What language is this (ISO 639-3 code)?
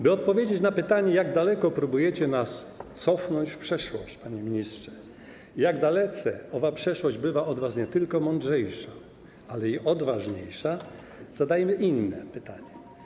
pol